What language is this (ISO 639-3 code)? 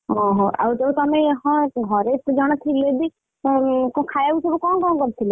ori